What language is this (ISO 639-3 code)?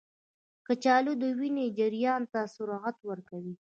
pus